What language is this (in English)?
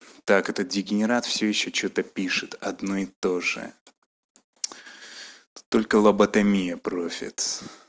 Russian